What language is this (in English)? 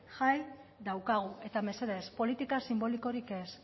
Basque